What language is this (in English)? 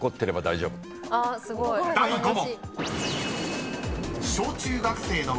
Japanese